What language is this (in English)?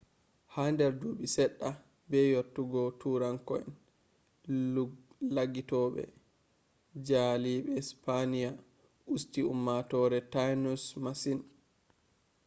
Fula